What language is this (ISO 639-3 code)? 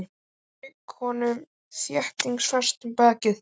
isl